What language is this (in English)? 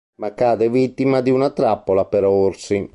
Italian